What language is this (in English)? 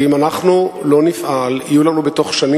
Hebrew